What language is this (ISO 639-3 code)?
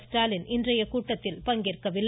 tam